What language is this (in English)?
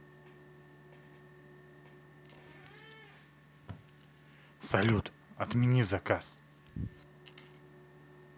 Russian